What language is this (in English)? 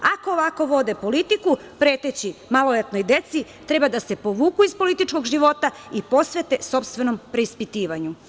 Serbian